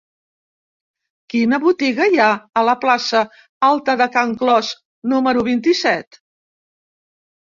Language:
Catalan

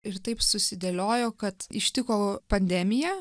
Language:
Lithuanian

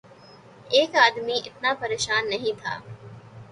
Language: Urdu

